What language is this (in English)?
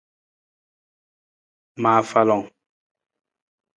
Nawdm